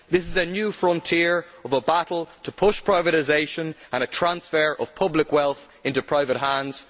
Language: English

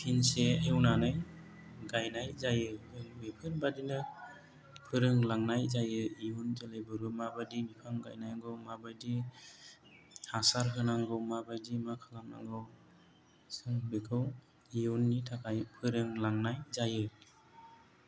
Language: Bodo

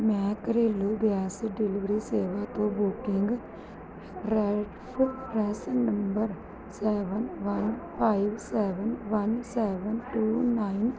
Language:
Punjabi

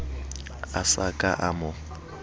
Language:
Southern Sotho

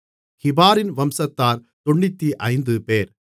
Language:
Tamil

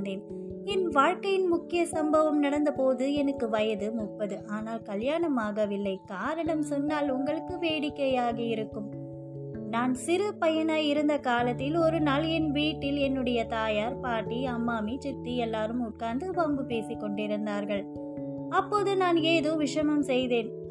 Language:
Tamil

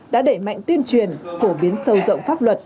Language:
Vietnamese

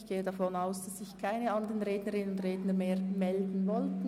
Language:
Swiss German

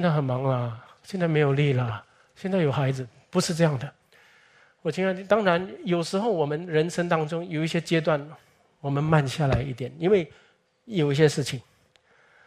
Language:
Chinese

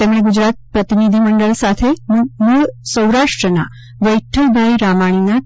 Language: Gujarati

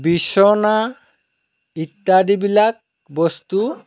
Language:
Assamese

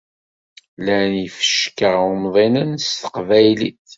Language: Kabyle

